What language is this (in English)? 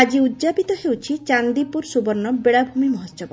Odia